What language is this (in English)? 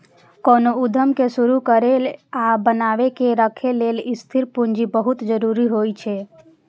Maithili